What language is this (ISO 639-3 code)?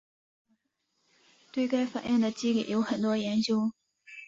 zho